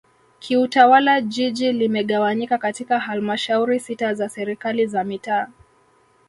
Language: Swahili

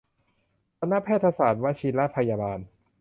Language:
Thai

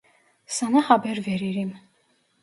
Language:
Turkish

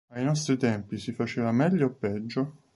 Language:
Italian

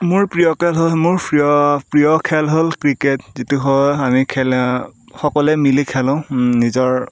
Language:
Assamese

